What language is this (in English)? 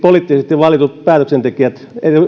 Finnish